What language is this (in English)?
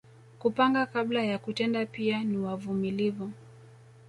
Swahili